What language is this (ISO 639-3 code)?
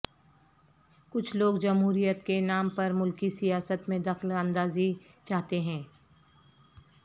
urd